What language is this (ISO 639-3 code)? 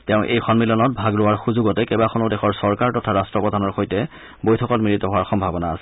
asm